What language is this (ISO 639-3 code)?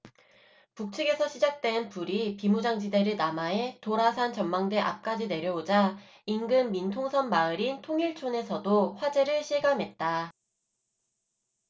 kor